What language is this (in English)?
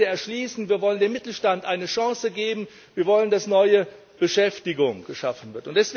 German